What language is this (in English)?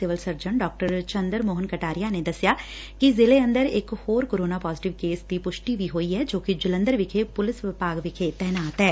Punjabi